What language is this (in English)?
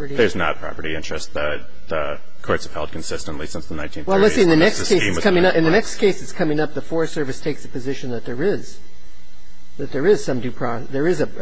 English